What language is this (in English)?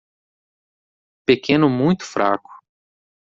Portuguese